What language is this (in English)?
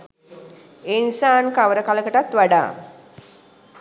Sinhala